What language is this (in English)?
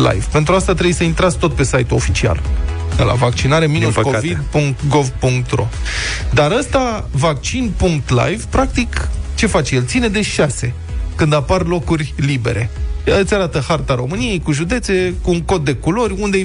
Romanian